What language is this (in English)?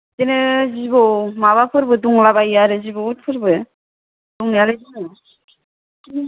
Bodo